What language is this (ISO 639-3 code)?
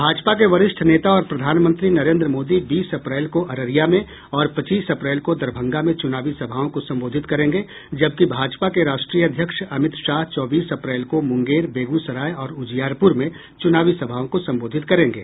hin